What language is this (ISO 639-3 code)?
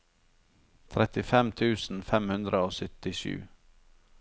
nor